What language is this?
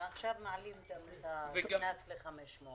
Hebrew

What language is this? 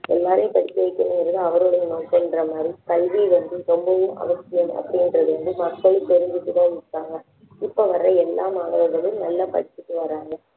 Tamil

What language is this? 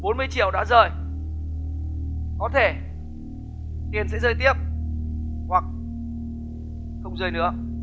Vietnamese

